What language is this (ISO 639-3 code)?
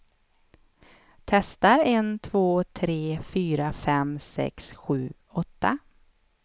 swe